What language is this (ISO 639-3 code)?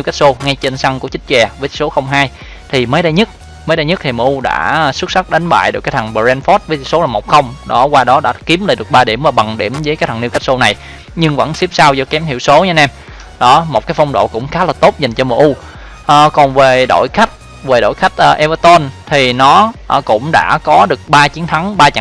vie